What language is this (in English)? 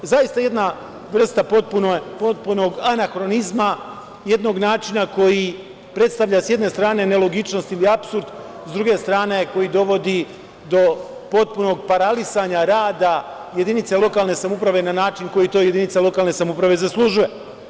Serbian